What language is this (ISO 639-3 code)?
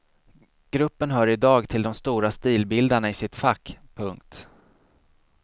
swe